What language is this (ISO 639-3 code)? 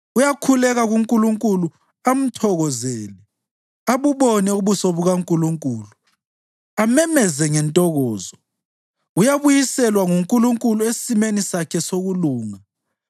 nde